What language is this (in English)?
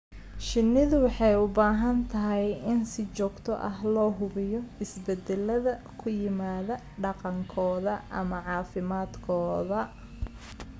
Somali